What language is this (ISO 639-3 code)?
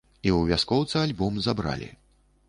bel